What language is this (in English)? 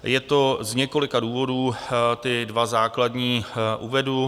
Czech